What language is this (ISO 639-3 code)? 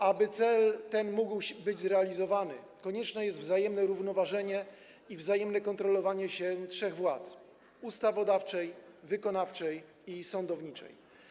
pol